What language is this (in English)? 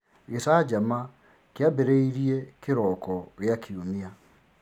Kikuyu